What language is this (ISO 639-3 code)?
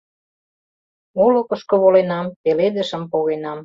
chm